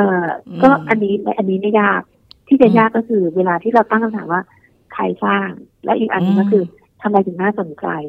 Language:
Thai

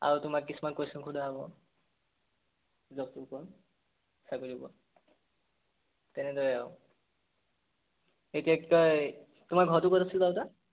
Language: Assamese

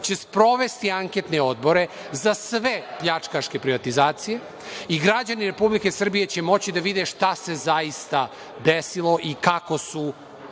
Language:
Serbian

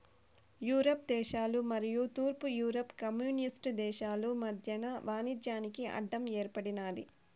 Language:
Telugu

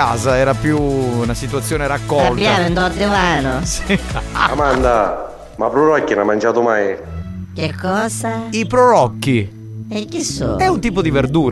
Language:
Italian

